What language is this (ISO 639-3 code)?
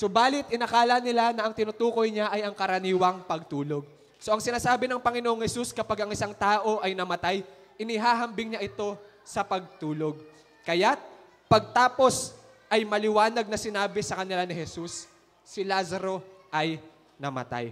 fil